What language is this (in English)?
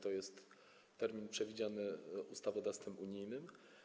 Polish